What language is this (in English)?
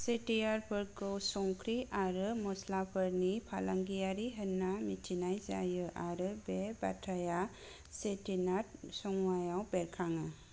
Bodo